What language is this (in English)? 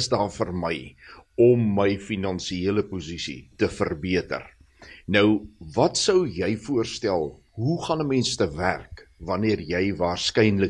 Swedish